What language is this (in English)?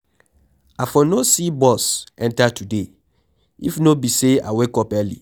Nigerian Pidgin